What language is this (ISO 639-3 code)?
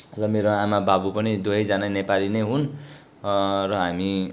nep